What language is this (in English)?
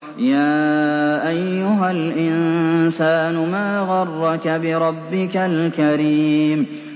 Arabic